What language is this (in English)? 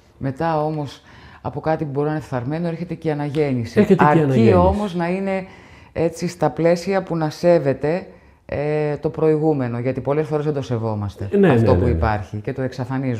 Greek